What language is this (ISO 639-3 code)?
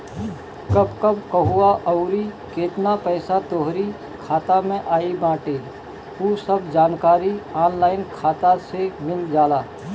bho